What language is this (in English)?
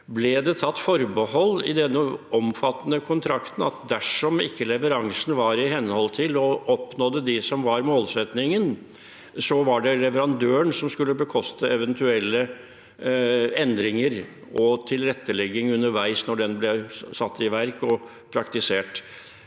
Norwegian